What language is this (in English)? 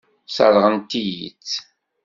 Kabyle